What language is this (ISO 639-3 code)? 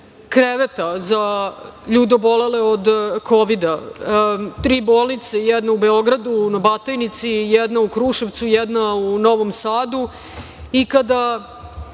srp